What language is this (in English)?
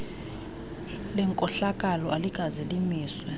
Xhosa